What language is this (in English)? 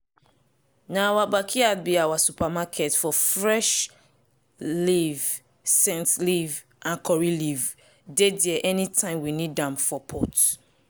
Nigerian Pidgin